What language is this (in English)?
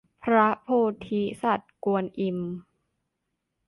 Thai